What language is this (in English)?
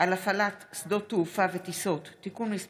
Hebrew